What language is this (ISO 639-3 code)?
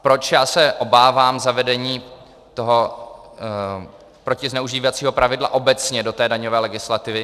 ces